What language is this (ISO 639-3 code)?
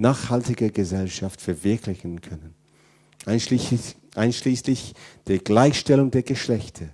deu